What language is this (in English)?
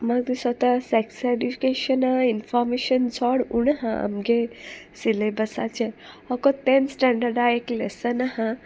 Konkani